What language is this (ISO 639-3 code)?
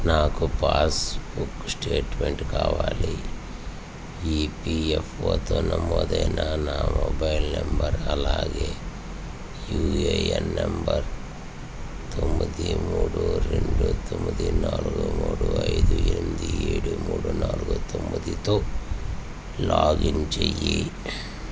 tel